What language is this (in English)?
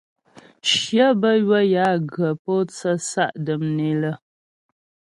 Ghomala